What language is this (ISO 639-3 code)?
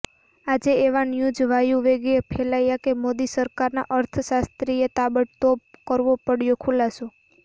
guj